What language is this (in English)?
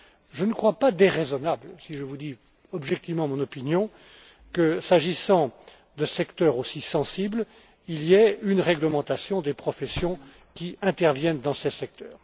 French